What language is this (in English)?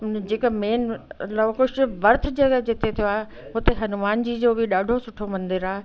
Sindhi